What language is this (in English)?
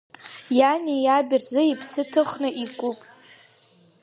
Abkhazian